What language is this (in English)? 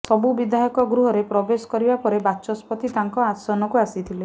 Odia